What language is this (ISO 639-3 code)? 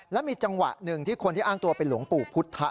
tha